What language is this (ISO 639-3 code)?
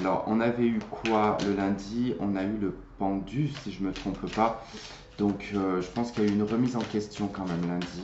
fra